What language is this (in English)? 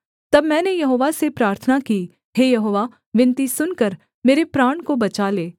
Hindi